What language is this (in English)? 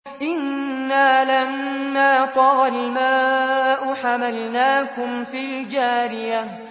Arabic